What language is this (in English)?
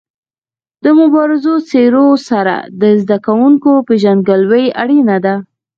Pashto